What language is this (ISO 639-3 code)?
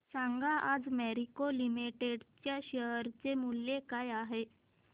mar